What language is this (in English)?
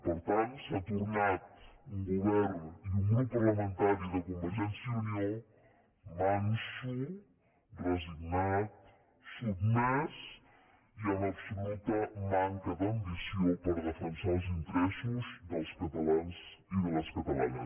Catalan